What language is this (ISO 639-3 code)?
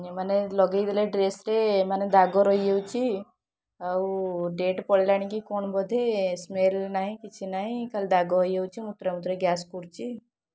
ori